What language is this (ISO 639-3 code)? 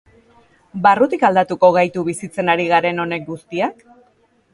eus